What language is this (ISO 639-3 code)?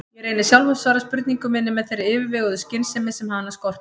isl